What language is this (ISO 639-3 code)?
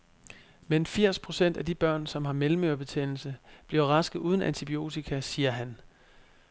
dan